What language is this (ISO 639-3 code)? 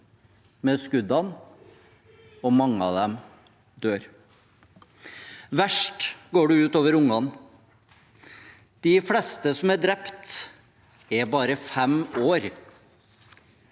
nor